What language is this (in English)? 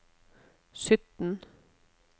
Norwegian